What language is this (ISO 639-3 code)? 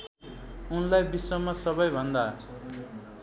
nep